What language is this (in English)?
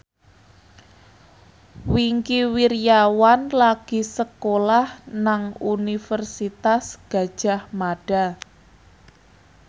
Javanese